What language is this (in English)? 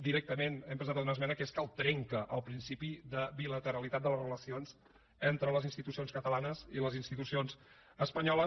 Catalan